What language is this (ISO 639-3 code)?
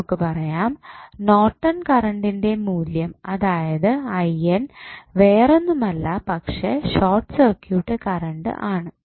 mal